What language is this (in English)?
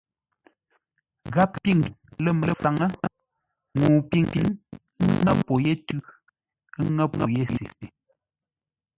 Ngombale